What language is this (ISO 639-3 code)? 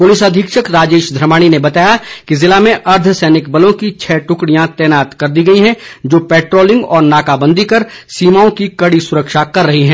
hin